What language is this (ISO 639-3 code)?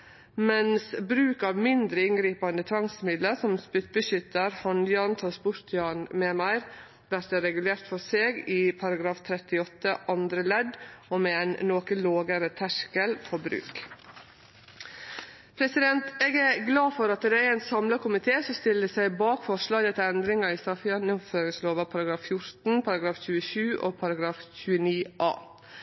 nno